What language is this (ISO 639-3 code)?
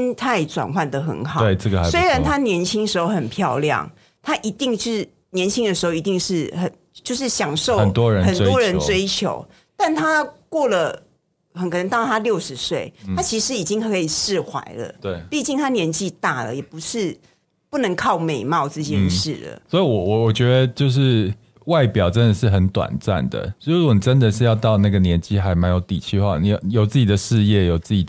zho